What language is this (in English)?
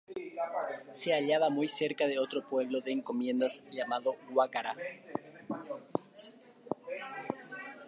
Spanish